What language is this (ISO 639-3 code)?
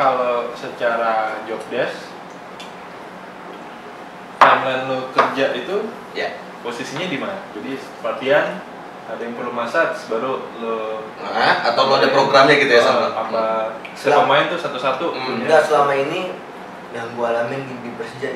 ind